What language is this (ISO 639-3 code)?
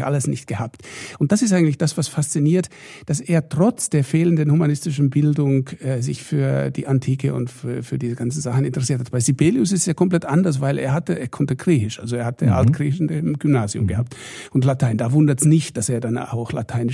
deu